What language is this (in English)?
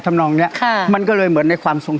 Thai